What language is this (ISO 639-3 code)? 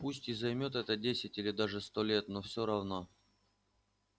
rus